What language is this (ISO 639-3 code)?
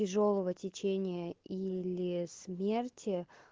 rus